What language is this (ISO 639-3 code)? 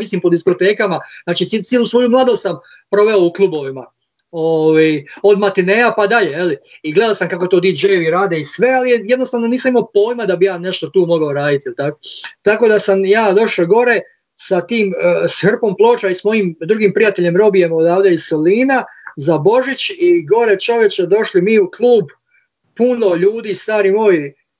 hrv